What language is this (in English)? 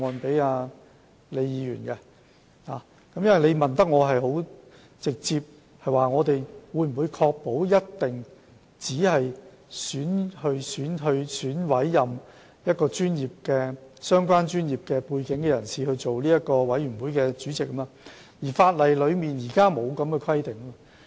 Cantonese